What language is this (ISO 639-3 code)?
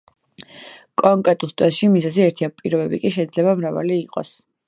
kat